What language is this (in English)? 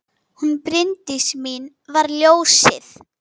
Icelandic